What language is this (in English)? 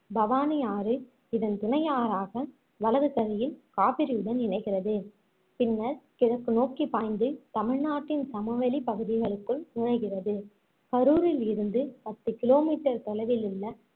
Tamil